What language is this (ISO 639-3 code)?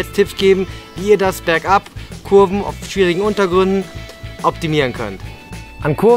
deu